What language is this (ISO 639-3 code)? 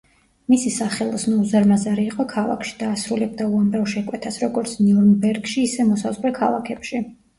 kat